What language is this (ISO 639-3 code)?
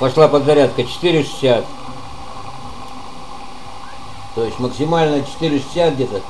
rus